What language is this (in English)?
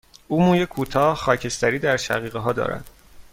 Persian